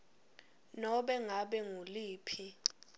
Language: Swati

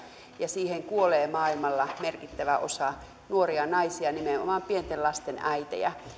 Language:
Finnish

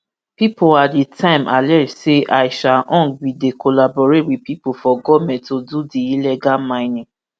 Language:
Nigerian Pidgin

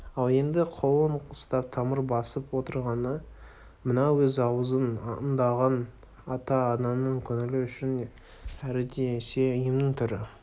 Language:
Kazakh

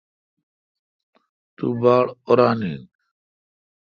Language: Kalkoti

